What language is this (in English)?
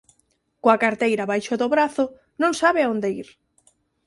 Galician